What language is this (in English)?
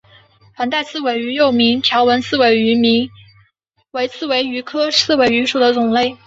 Chinese